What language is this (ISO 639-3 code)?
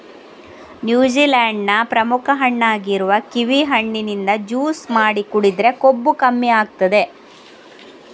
kan